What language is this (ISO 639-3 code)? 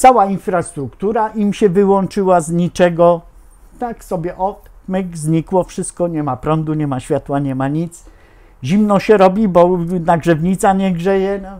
pol